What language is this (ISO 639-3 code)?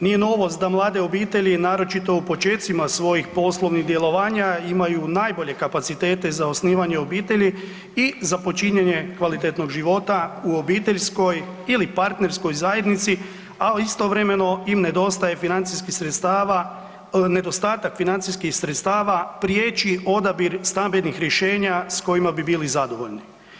hrv